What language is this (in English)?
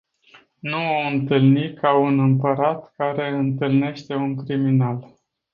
Romanian